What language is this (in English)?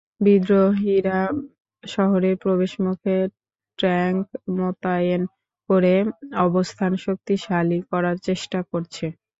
Bangla